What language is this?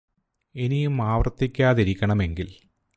Malayalam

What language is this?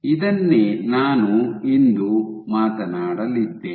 Kannada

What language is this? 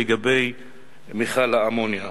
Hebrew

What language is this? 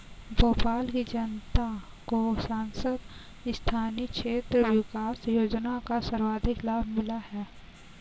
Hindi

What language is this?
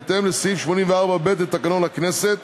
Hebrew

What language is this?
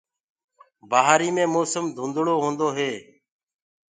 Gurgula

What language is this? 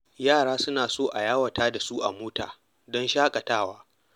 Hausa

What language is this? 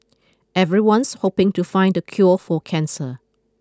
English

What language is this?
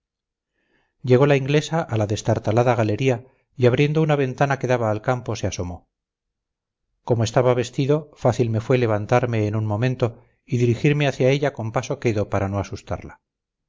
Spanish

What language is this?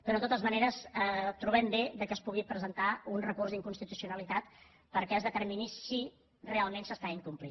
Catalan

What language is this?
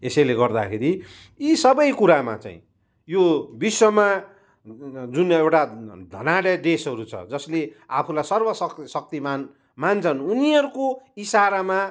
Nepali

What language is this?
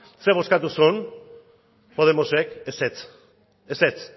Basque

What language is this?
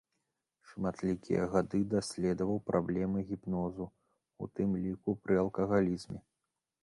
Belarusian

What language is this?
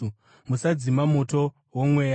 Shona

